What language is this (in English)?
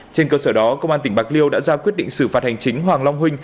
Vietnamese